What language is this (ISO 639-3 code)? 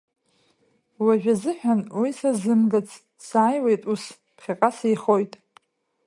abk